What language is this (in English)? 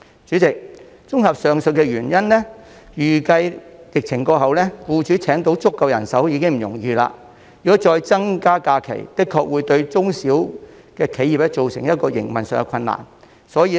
Cantonese